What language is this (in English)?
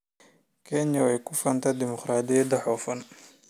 Somali